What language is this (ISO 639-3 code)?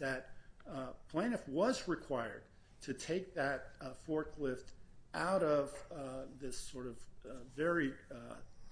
eng